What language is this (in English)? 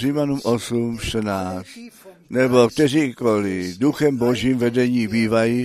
Czech